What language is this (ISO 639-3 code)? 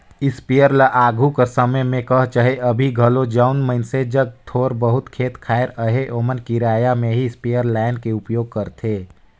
hne